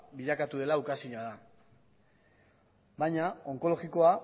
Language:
Basque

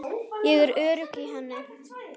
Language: Icelandic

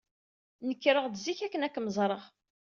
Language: Kabyle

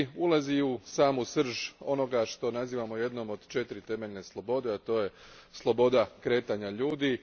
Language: Croatian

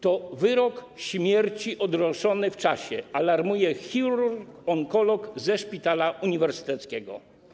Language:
Polish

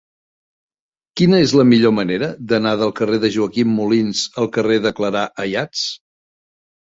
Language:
Catalan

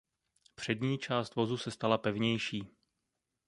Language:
Czech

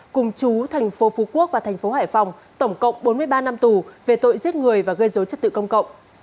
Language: Vietnamese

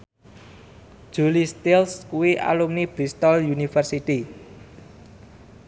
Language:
Javanese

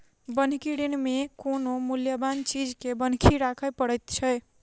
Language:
Maithili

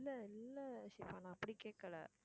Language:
Tamil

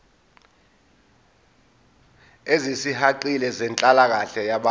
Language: Zulu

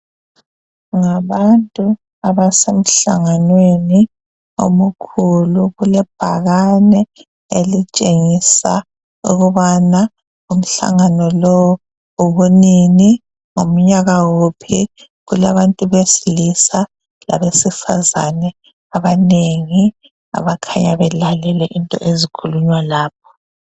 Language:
North Ndebele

